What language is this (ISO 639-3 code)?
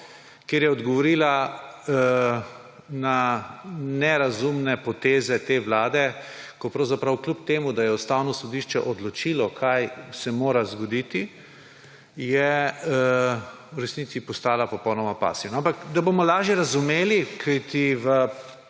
slv